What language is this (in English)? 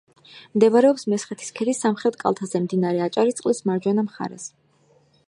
Georgian